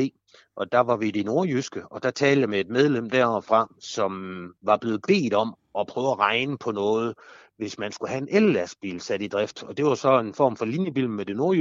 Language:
Danish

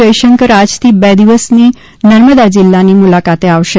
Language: Gujarati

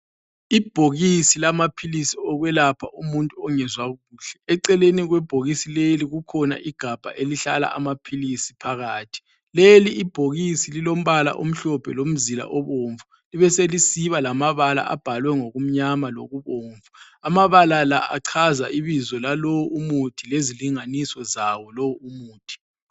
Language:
North Ndebele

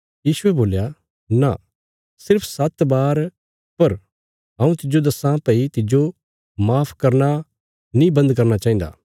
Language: Bilaspuri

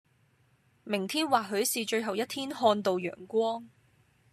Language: Cantonese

